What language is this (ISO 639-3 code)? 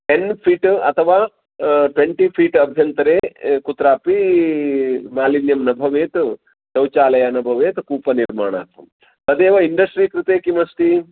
san